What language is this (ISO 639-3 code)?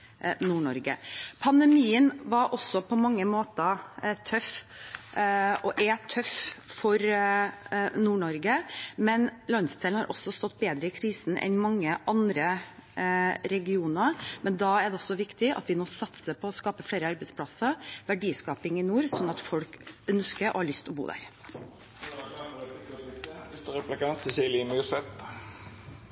nor